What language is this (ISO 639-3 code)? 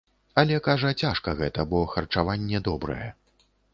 bel